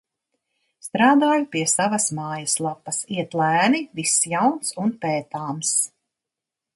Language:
Latvian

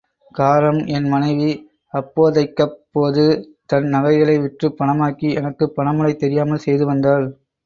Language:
Tamil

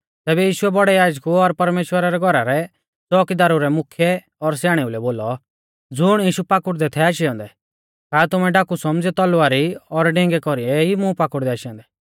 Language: Mahasu Pahari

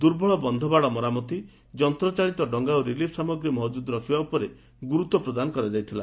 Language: Odia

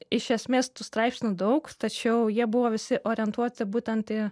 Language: Lithuanian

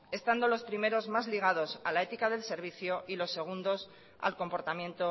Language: Spanish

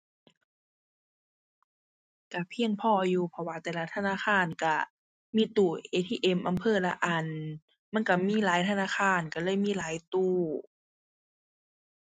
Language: Thai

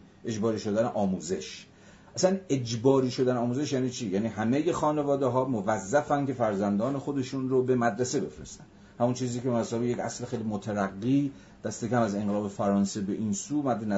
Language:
Persian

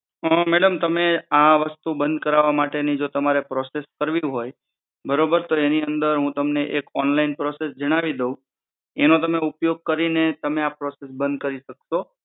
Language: Gujarati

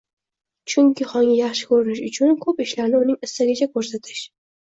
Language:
Uzbek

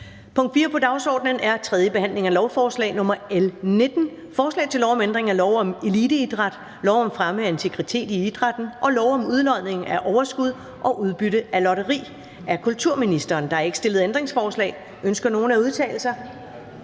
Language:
Danish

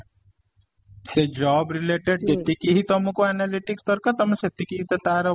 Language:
Odia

